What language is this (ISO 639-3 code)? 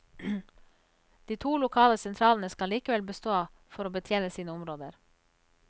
nor